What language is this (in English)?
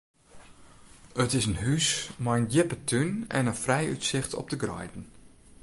Western Frisian